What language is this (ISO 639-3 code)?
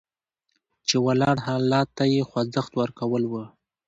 pus